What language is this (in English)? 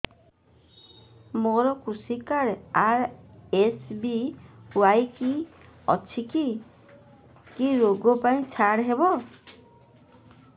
Odia